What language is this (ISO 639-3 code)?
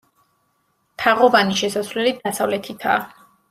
kat